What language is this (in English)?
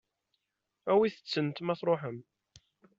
Kabyle